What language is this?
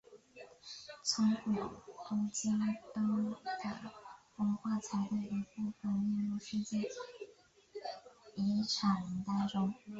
Chinese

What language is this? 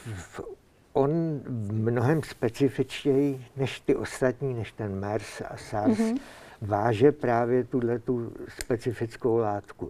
Czech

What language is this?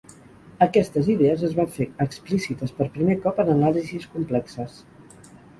Catalan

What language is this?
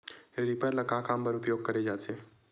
Chhattisgarhi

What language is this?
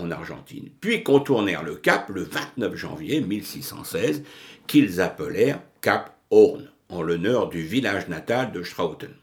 French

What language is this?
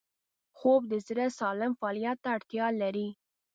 Pashto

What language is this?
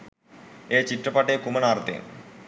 Sinhala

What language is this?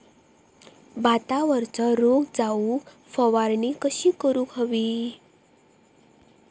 Marathi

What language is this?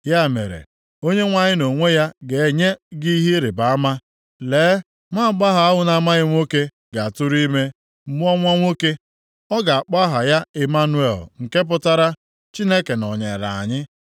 Igbo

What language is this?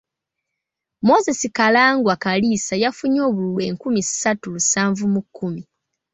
Ganda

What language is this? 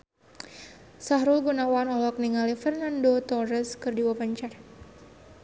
Sundanese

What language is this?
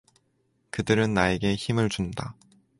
Korean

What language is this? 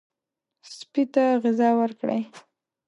Pashto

